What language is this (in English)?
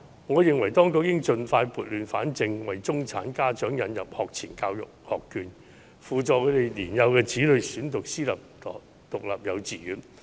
Cantonese